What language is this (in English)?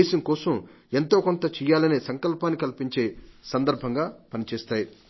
Telugu